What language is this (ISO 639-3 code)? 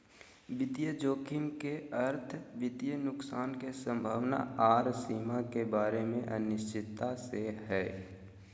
mag